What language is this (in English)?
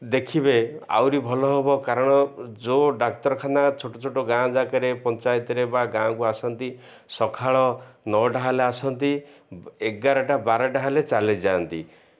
Odia